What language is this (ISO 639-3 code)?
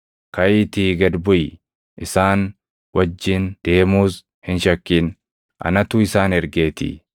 orm